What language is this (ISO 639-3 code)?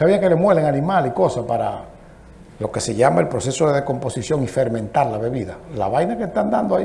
spa